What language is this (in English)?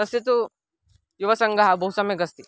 Sanskrit